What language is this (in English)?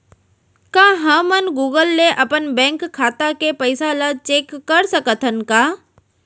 Chhattisgarhi